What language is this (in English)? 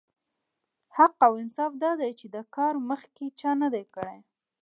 Pashto